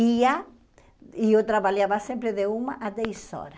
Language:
Portuguese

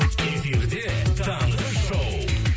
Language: Kazakh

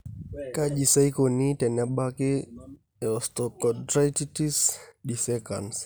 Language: Masai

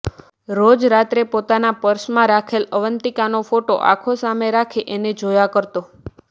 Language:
Gujarati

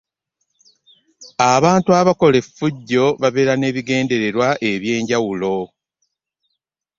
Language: Ganda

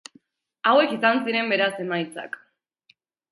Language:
Basque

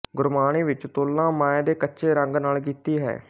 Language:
Punjabi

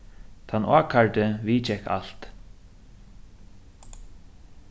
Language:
Faroese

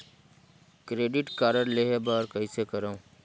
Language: Chhattisgarhi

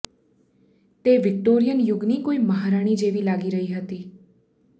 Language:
Gujarati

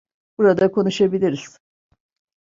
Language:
Turkish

